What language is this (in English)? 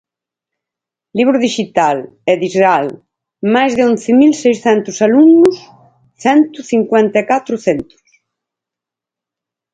Galician